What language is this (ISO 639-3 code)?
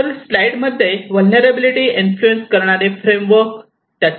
mar